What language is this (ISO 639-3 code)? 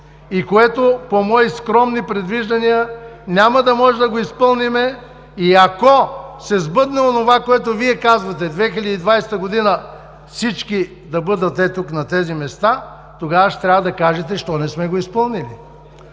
bul